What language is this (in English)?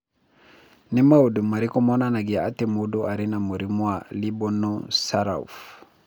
Kikuyu